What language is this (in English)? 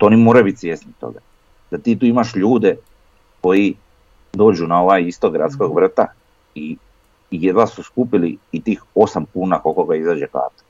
Croatian